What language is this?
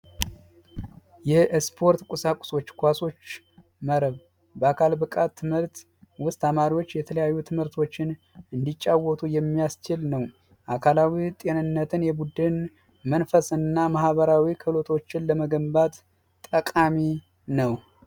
Amharic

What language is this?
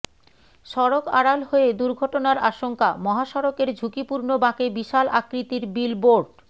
Bangla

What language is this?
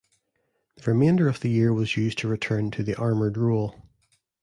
English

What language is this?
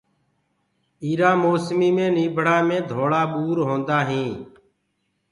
Gurgula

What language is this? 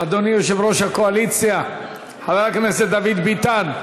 Hebrew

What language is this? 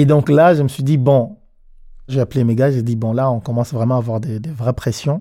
French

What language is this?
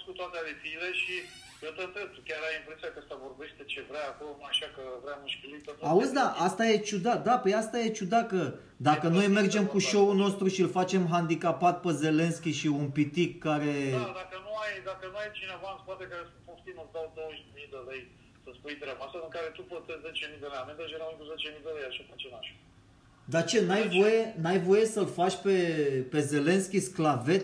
Romanian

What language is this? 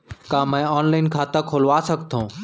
Chhattisgarhi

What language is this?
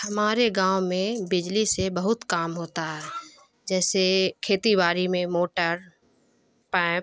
Urdu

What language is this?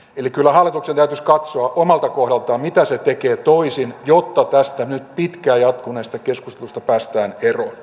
Finnish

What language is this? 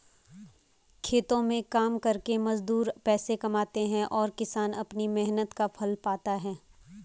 Hindi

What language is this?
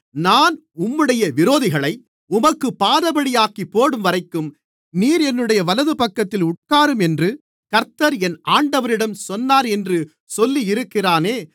Tamil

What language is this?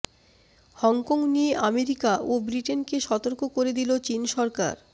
Bangla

